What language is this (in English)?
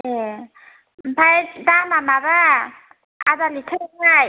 Bodo